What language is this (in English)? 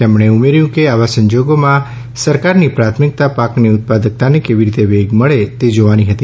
Gujarati